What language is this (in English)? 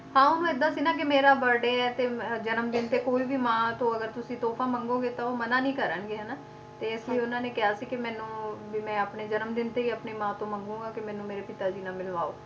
Punjabi